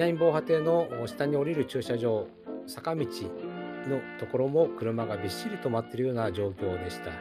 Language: Japanese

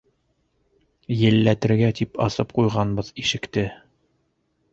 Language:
Bashkir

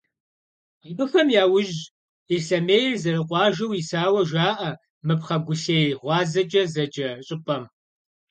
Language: Kabardian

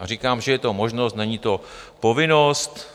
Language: Czech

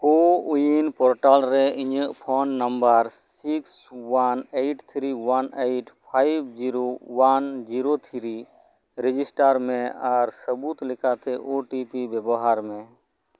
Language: Santali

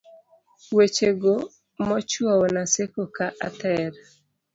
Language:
Luo (Kenya and Tanzania)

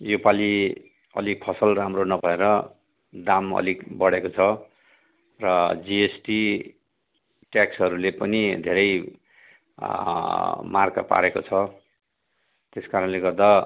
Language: Nepali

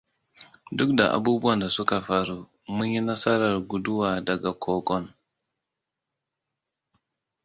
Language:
Hausa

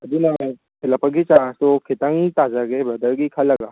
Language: Manipuri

